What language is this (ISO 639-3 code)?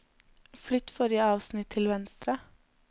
nor